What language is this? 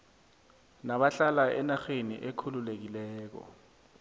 South Ndebele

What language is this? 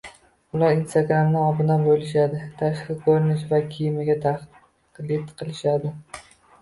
Uzbek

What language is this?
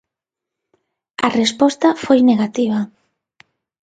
Galician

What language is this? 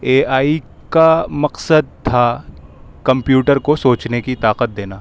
Urdu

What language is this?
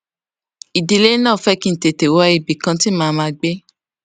Yoruba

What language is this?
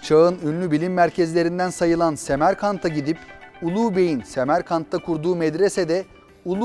Turkish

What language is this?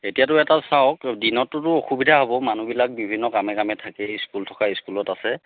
Assamese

